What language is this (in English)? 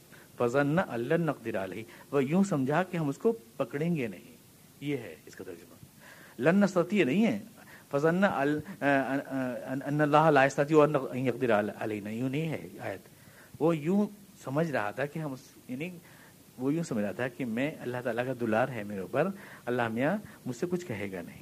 Urdu